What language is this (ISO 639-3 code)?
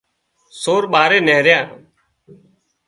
kxp